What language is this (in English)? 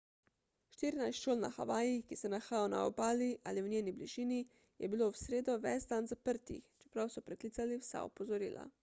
Slovenian